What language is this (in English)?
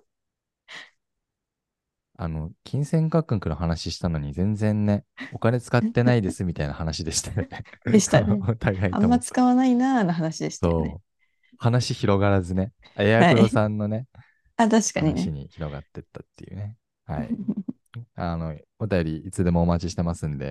Japanese